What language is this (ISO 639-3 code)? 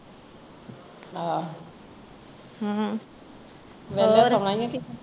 pan